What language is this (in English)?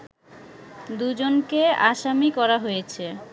Bangla